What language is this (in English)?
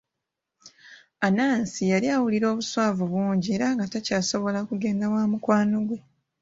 Ganda